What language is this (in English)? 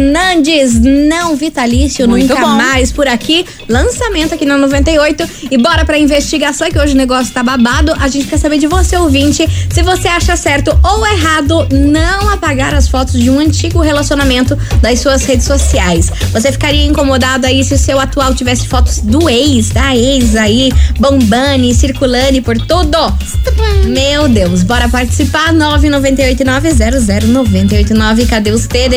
Portuguese